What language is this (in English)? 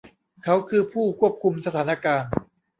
Thai